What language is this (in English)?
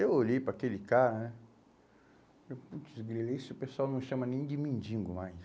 Portuguese